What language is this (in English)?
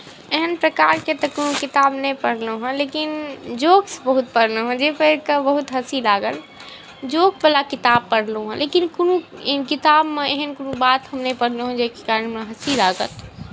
Maithili